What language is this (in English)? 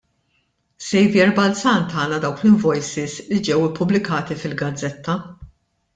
Maltese